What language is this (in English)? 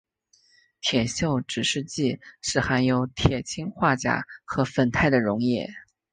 Chinese